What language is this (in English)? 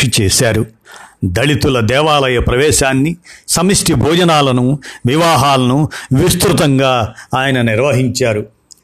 Telugu